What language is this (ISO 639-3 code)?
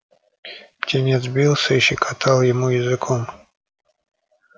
rus